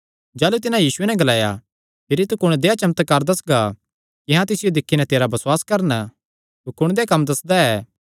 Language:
Kangri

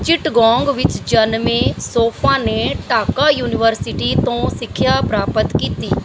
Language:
Punjabi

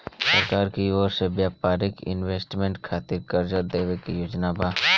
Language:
Bhojpuri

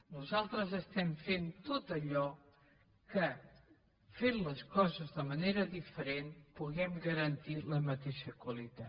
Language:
Catalan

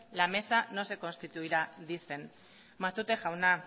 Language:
Spanish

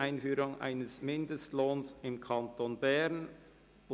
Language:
Swiss German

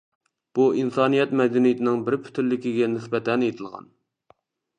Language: Uyghur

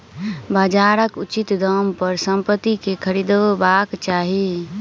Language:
Maithili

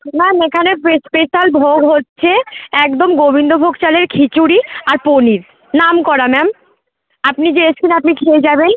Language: Bangla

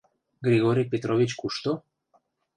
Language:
Mari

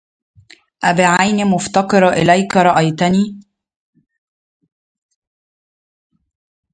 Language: Arabic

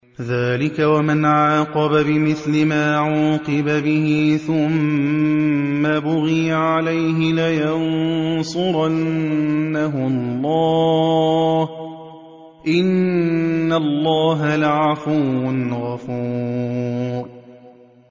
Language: Arabic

